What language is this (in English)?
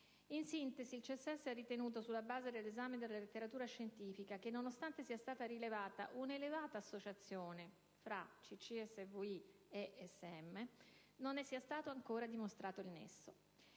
Italian